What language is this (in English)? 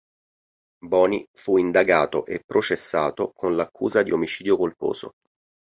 Italian